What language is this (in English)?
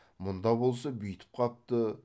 Kazakh